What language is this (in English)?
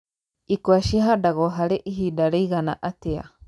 Kikuyu